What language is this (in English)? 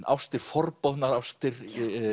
Icelandic